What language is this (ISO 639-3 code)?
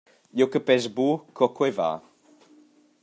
roh